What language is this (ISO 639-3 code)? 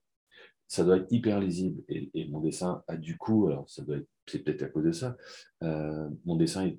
fra